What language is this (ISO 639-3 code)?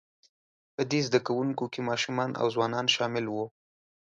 pus